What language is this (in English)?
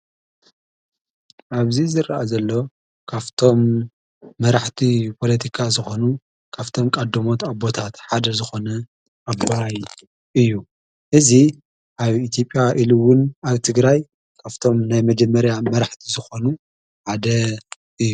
Tigrinya